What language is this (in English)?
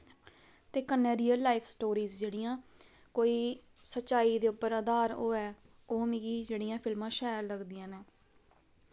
Dogri